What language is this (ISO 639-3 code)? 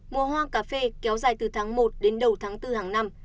vie